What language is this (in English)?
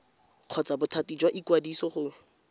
Tswana